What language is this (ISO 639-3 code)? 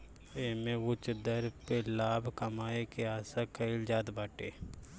bho